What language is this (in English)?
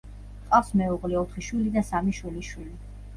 Georgian